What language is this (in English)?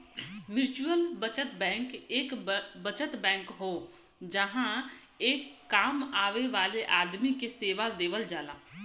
Bhojpuri